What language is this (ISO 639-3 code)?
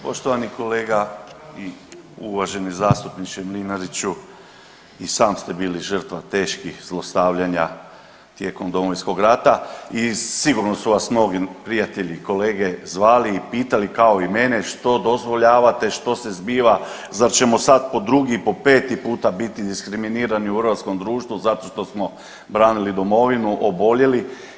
hrv